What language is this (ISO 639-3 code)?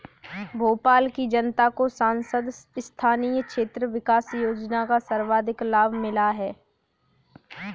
hin